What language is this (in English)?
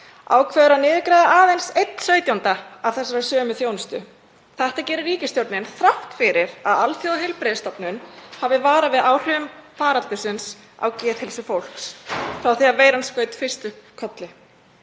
Icelandic